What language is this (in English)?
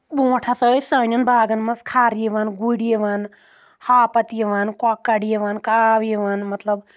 Kashmiri